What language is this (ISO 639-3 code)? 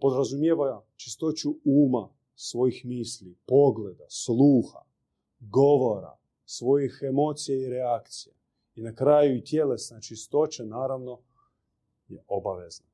hrv